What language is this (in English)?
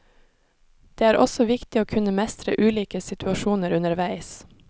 Norwegian